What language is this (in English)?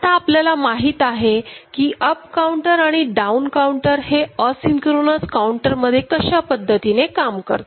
Marathi